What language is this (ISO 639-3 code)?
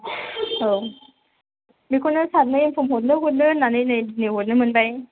brx